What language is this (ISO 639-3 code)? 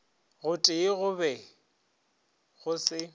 nso